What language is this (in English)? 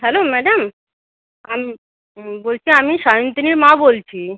Bangla